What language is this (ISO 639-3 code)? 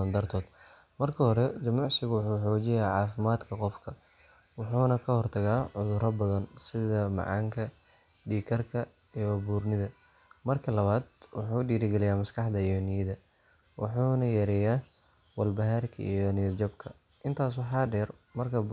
som